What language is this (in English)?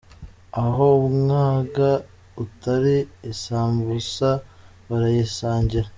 Kinyarwanda